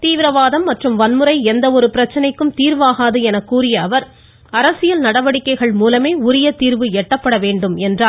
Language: Tamil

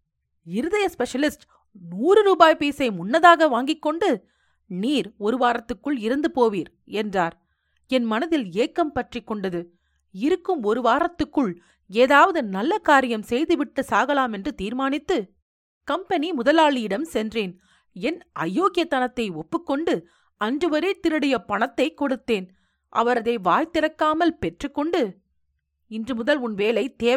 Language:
Tamil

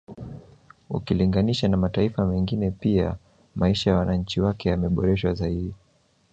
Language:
Swahili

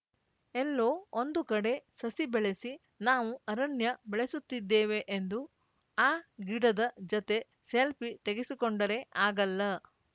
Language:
Kannada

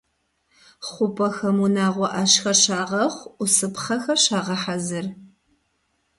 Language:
Kabardian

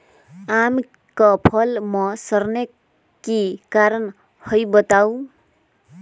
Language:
Magahi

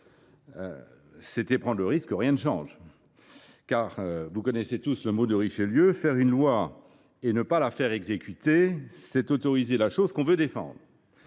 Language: French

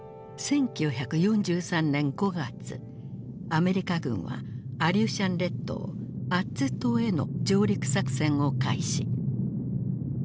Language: Japanese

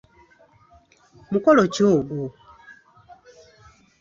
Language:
Ganda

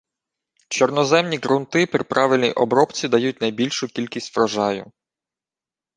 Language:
Ukrainian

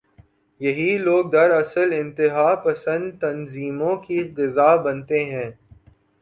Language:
Urdu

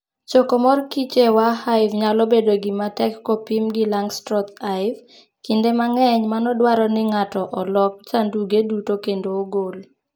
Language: Luo (Kenya and Tanzania)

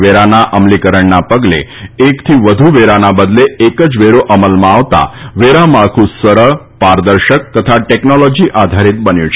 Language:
Gujarati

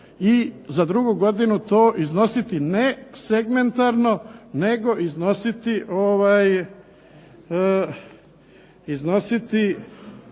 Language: Croatian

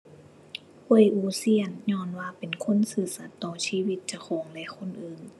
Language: Thai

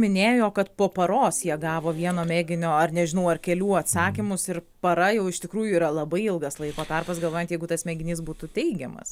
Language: Lithuanian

